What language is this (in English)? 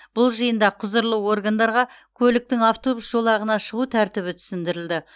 Kazakh